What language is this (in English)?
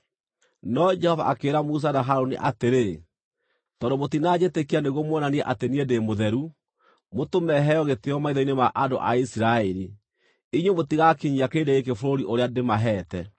Kikuyu